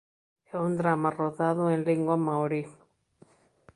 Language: Galician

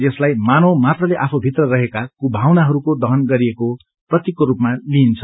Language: Nepali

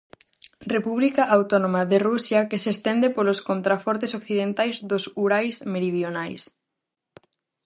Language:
Galician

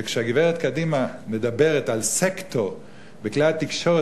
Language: Hebrew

